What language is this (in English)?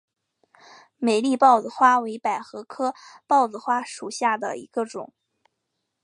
Chinese